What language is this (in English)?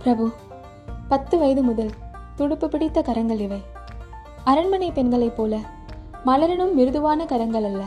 Tamil